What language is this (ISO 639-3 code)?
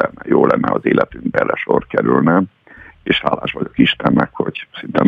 hun